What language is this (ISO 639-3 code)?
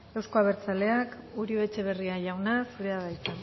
eus